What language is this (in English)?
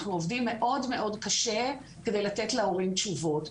Hebrew